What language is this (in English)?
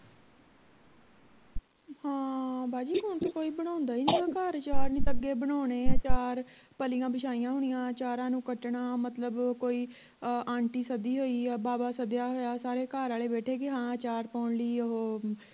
Punjabi